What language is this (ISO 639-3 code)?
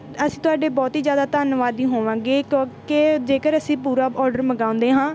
pan